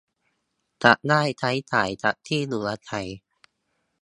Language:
Thai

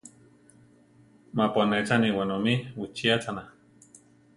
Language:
Central Tarahumara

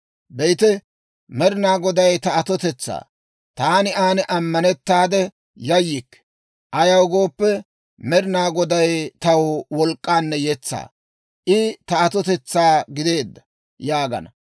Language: Dawro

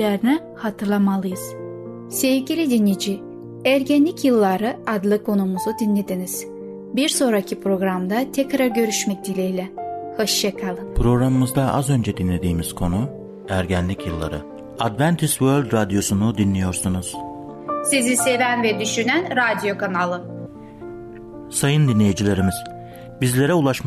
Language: Turkish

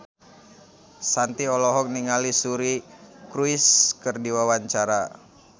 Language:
Sundanese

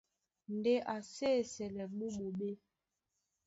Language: Duala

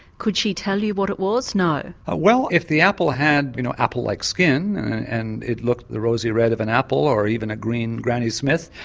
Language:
English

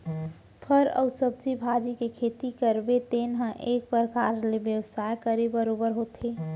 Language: Chhattisgarhi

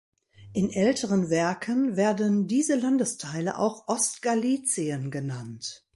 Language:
German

